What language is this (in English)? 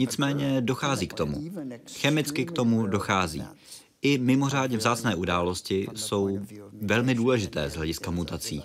Czech